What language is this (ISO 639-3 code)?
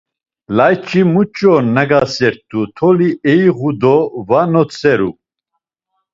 lzz